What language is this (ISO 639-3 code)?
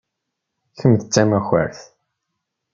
kab